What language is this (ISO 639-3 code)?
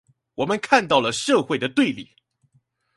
zho